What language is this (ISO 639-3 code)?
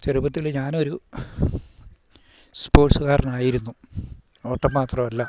mal